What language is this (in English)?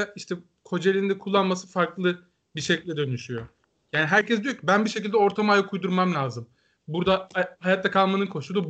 Turkish